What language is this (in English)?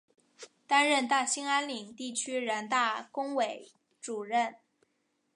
Chinese